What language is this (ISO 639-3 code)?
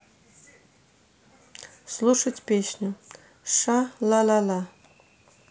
rus